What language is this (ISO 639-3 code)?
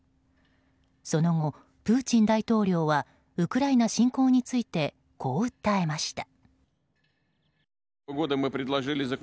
jpn